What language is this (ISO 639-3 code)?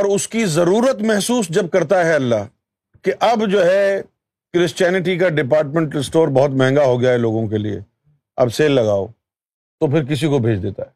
urd